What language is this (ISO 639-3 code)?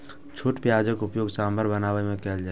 mai